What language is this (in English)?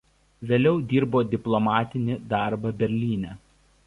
Lithuanian